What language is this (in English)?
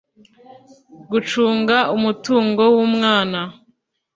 Kinyarwanda